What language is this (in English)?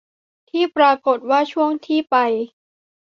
Thai